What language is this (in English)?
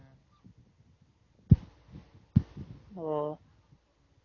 Tamil